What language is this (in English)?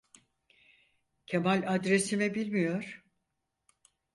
Turkish